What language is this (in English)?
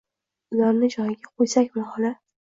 Uzbek